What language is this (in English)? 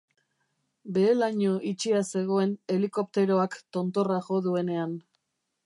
Basque